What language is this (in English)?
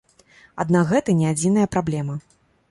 Belarusian